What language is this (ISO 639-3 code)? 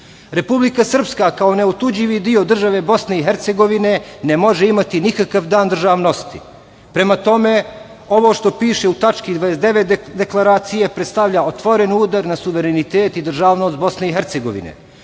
srp